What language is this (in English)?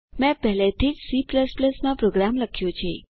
Gujarati